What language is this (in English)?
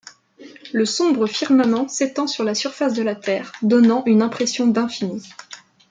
French